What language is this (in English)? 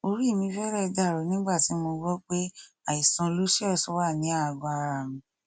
Yoruba